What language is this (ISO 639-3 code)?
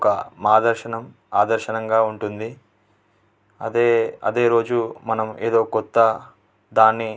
tel